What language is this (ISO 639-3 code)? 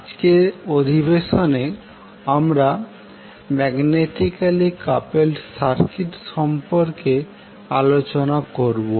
ben